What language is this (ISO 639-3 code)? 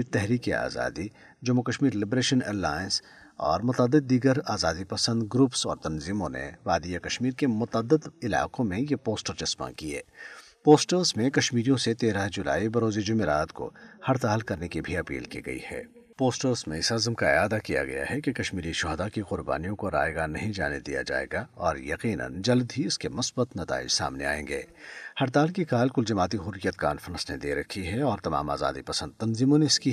urd